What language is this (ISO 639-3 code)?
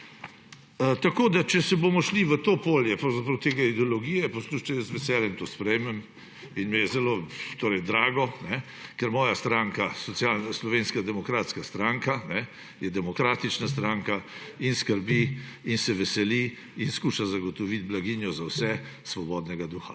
slv